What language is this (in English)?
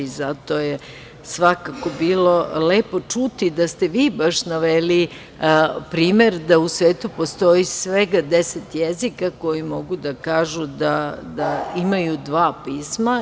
Serbian